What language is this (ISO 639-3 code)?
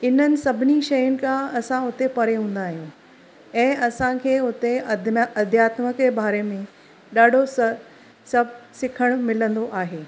snd